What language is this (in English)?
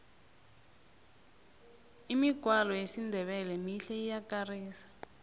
South Ndebele